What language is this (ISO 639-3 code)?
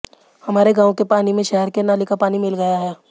hin